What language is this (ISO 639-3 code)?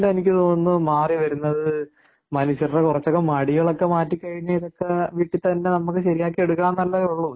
mal